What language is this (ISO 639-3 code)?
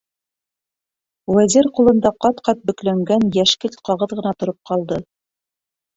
bak